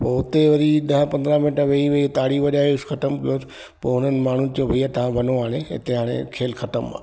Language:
Sindhi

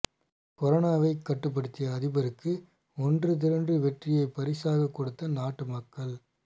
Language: Tamil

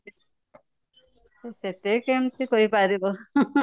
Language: Odia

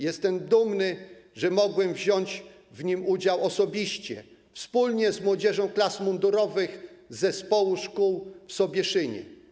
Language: Polish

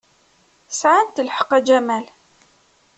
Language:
Kabyle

